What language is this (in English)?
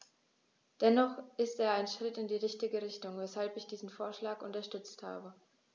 German